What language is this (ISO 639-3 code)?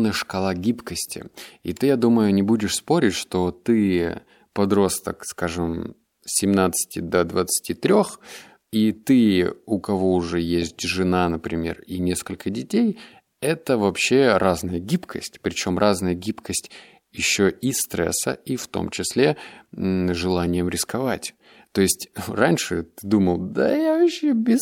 rus